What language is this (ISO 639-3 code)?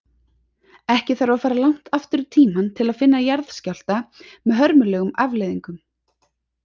isl